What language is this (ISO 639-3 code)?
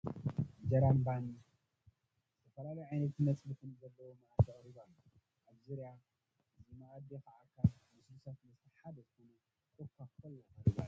tir